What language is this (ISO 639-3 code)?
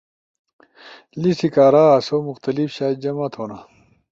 ush